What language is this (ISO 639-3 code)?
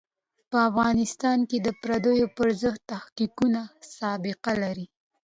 pus